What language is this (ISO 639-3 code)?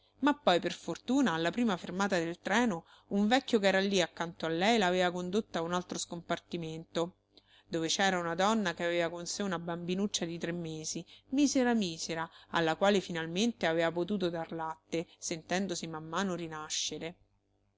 ita